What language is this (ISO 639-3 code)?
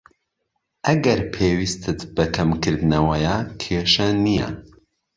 ckb